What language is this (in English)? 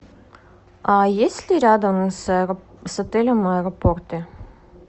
Russian